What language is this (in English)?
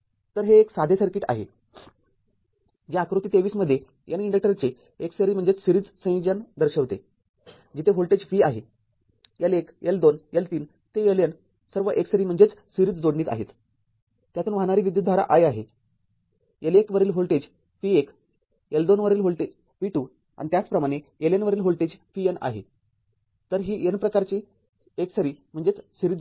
Marathi